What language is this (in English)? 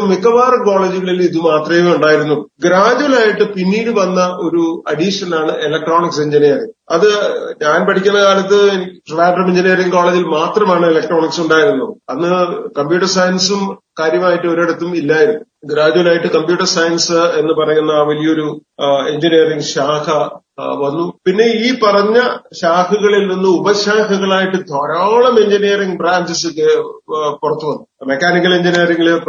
Malayalam